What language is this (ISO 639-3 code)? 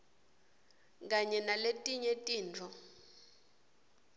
ssw